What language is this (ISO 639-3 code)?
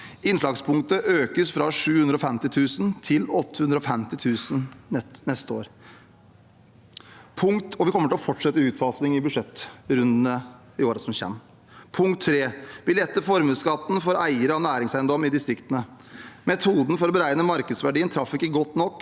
nor